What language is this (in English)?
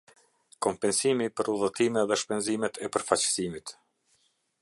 Albanian